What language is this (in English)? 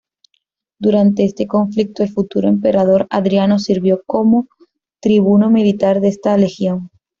Spanish